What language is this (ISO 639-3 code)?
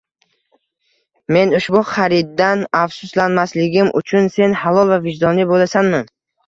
uzb